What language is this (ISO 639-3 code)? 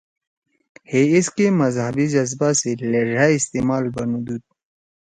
trw